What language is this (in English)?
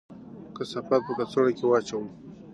Pashto